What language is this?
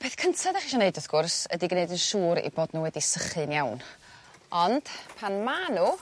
Welsh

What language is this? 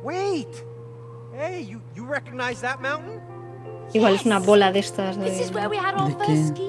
Spanish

